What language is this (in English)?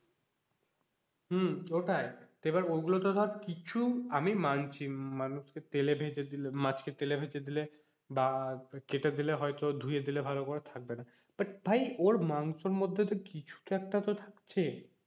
Bangla